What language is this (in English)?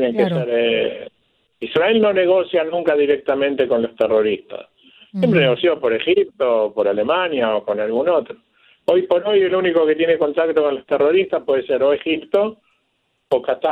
Spanish